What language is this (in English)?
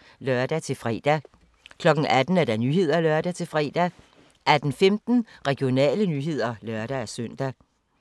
Danish